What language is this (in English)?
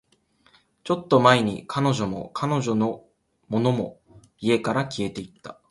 Japanese